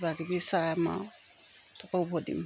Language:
Assamese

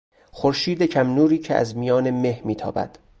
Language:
Persian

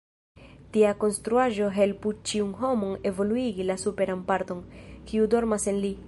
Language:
Esperanto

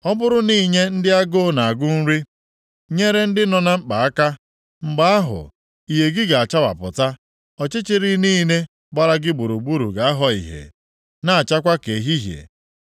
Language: Igbo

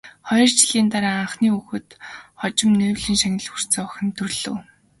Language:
Mongolian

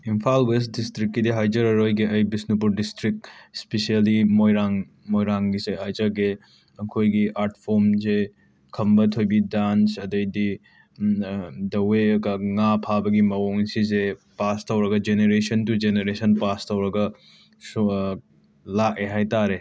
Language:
Manipuri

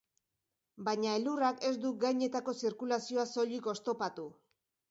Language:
Basque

